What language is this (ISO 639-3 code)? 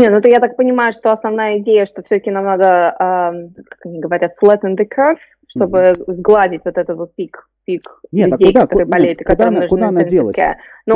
rus